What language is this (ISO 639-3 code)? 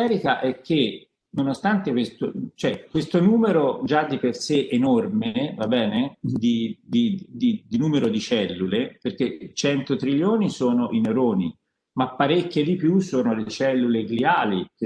ita